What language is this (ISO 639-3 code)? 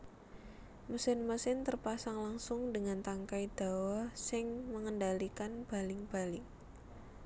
jav